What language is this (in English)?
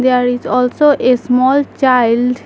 English